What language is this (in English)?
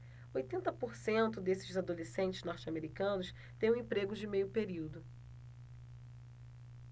Portuguese